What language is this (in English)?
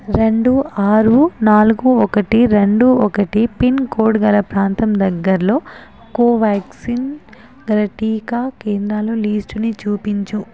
Telugu